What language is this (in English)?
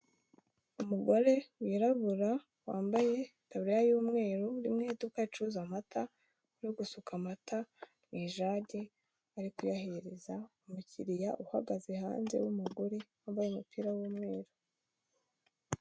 Kinyarwanda